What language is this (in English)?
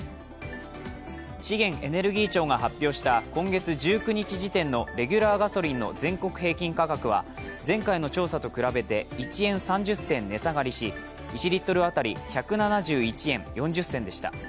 Japanese